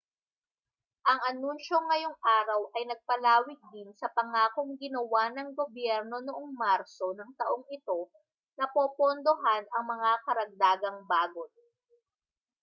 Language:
Filipino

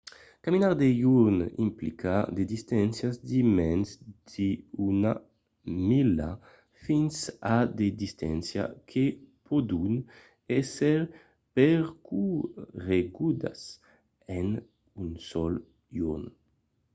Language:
Occitan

